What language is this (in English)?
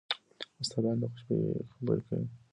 Pashto